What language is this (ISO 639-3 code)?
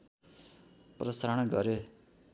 nep